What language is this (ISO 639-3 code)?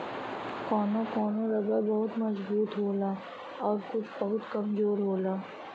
bho